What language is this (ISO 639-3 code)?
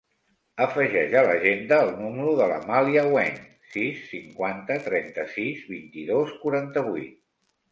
cat